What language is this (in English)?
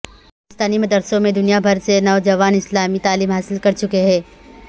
Urdu